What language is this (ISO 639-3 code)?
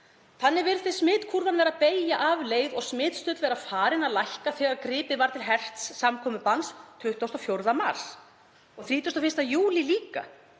isl